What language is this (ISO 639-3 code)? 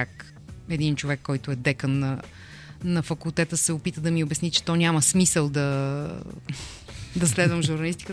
bul